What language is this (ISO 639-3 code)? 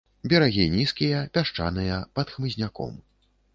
bel